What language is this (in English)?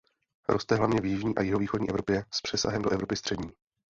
Czech